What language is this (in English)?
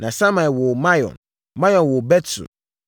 Akan